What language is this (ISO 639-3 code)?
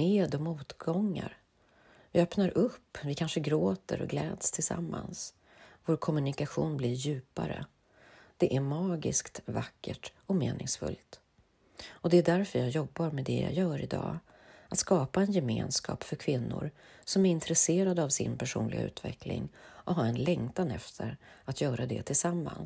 swe